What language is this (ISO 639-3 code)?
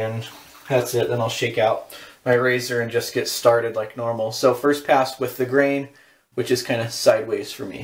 eng